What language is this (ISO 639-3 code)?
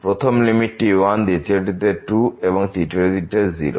ben